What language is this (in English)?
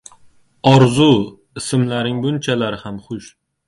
Uzbek